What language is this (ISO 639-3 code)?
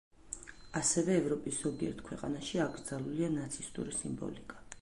kat